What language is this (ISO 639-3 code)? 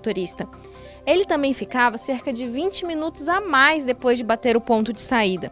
por